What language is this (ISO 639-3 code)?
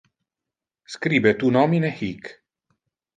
ina